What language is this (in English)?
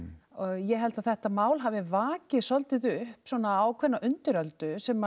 Icelandic